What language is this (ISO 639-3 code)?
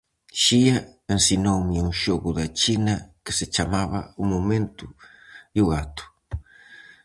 glg